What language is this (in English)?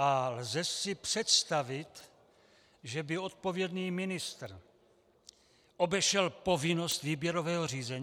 Czech